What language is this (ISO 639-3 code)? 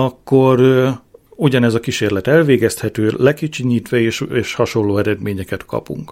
hun